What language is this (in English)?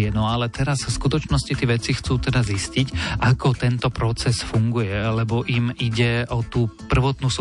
Slovak